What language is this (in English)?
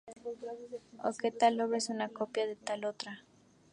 Spanish